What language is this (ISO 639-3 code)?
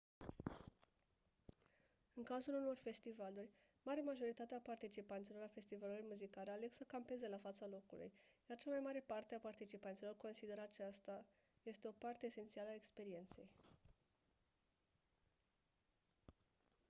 ron